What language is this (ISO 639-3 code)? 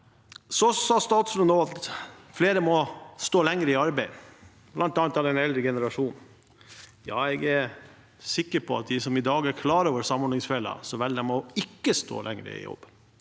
nor